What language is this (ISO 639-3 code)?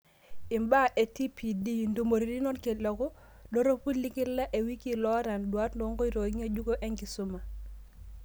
mas